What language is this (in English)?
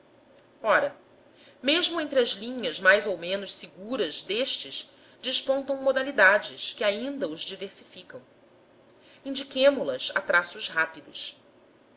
Portuguese